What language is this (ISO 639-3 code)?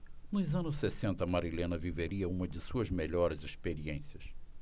por